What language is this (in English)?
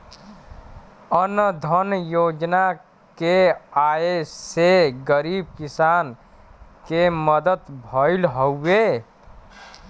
Bhojpuri